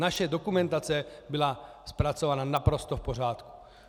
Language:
Czech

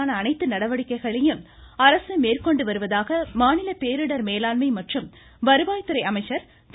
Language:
Tamil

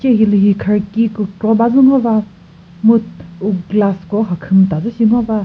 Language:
Chokri Naga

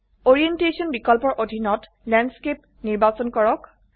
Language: Assamese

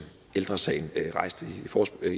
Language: Danish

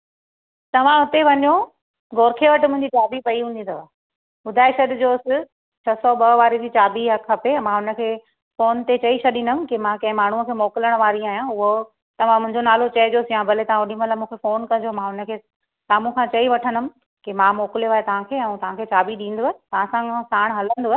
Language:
Sindhi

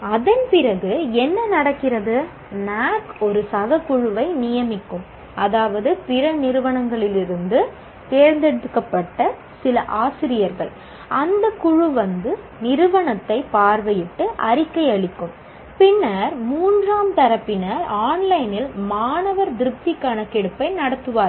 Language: Tamil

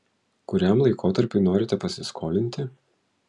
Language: Lithuanian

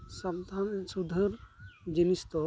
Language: Santali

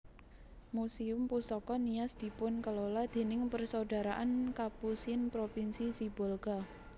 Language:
Javanese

